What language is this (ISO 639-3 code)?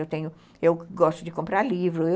por